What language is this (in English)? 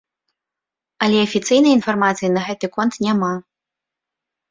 Belarusian